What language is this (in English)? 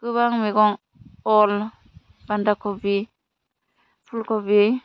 Bodo